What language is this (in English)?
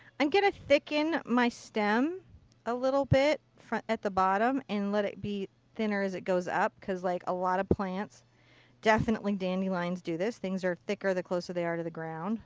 English